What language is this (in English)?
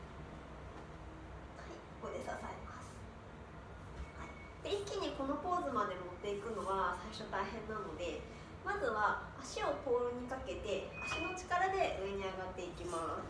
Japanese